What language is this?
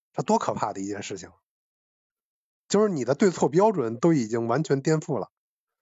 Chinese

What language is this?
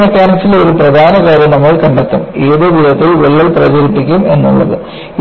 Malayalam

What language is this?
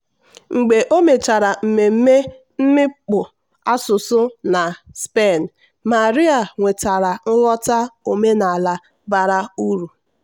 Igbo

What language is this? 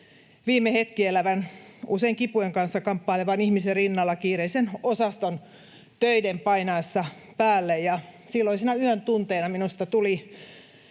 Finnish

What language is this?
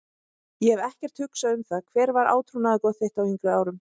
Icelandic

